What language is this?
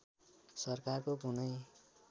Nepali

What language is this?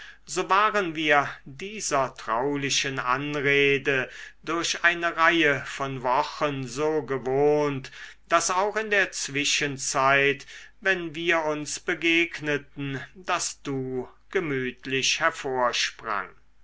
German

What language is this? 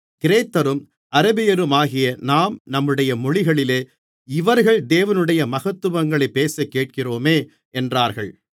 Tamil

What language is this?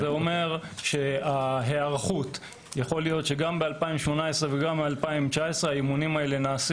Hebrew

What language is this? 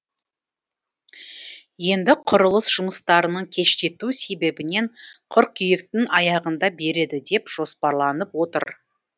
Kazakh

